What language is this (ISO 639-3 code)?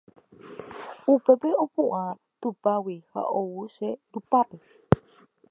grn